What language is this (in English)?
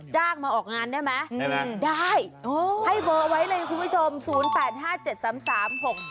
Thai